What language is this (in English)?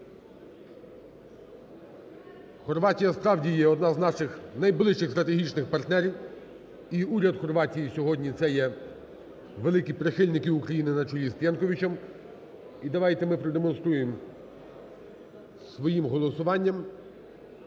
Ukrainian